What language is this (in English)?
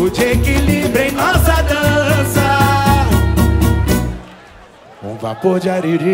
Portuguese